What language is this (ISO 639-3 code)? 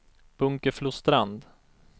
swe